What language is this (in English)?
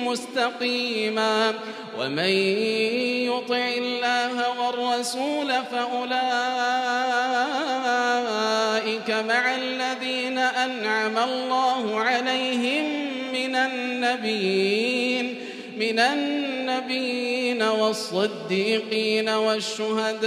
Arabic